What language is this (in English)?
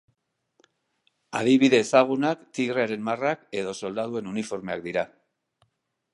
Basque